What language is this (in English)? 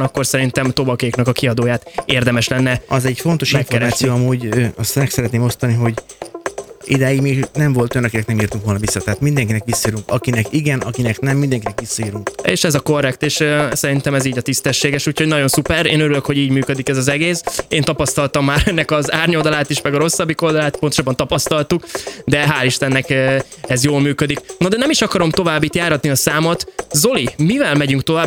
Hungarian